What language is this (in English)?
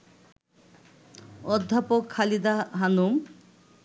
Bangla